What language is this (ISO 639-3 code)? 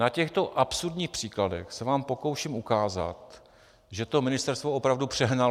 ces